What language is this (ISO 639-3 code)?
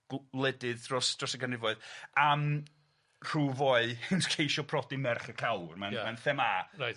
cym